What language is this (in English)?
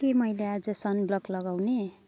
Nepali